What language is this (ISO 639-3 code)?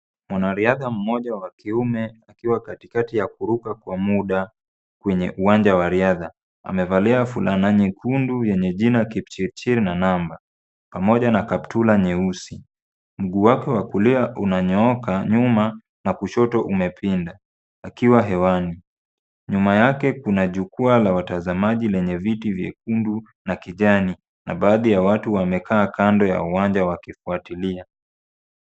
swa